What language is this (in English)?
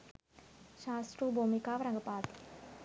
Sinhala